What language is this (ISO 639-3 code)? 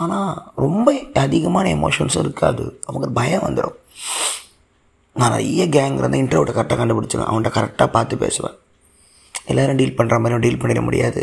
tam